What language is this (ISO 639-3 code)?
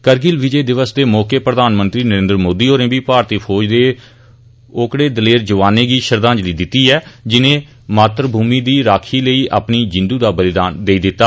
doi